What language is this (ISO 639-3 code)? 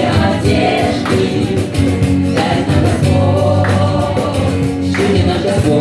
rus